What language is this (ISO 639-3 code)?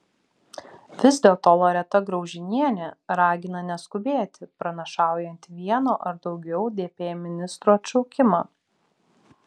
lit